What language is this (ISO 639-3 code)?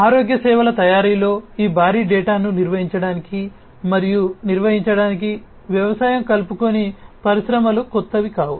tel